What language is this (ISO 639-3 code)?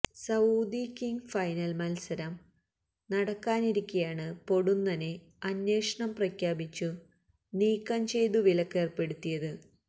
mal